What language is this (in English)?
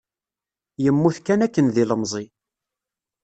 Kabyle